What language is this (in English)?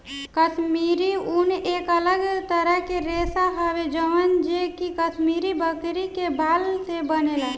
Bhojpuri